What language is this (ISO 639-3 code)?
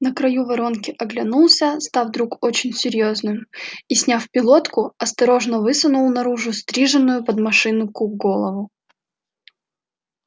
rus